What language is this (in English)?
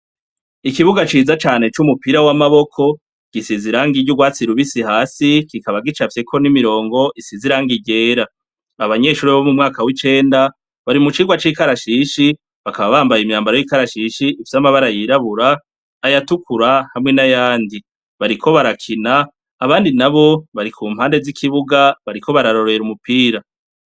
Rundi